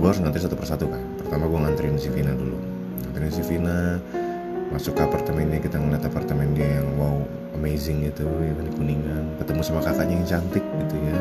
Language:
Indonesian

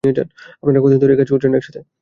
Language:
Bangla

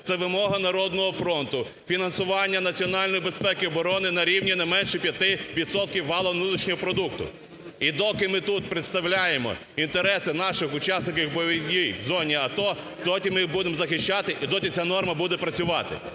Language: Ukrainian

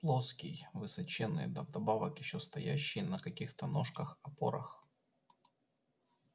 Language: Russian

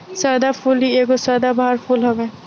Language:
Bhojpuri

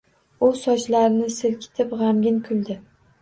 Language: Uzbek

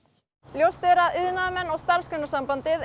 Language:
Icelandic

